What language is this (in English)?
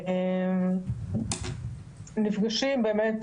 Hebrew